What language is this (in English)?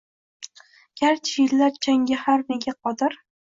Uzbek